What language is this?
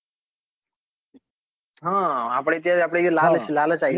Gujarati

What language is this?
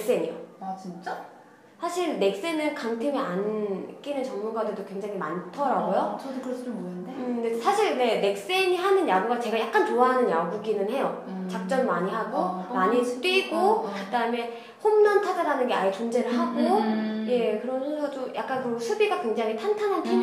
Korean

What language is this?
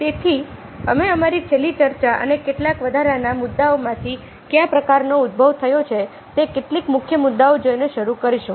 Gujarati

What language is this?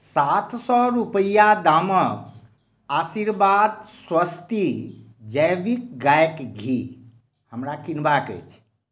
Maithili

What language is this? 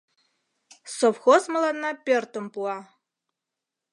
Mari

